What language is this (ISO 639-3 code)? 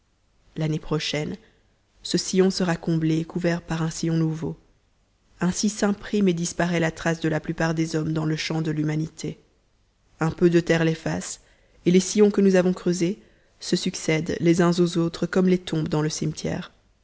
fra